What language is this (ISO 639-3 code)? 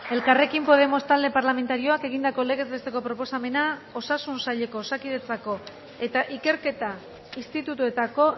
eus